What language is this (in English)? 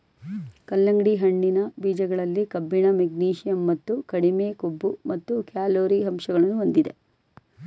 Kannada